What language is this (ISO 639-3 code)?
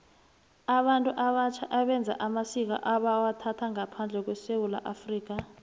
nbl